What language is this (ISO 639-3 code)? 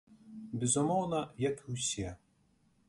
bel